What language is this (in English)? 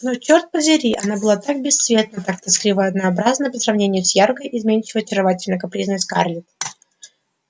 Russian